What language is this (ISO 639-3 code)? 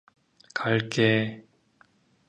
kor